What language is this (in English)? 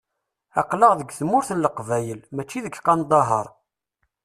Kabyle